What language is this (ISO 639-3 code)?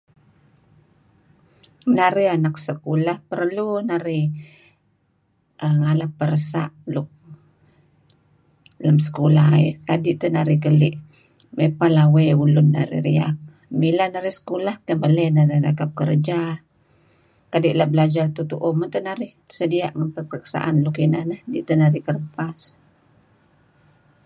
kzi